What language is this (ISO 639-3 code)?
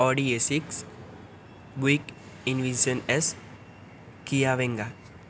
guj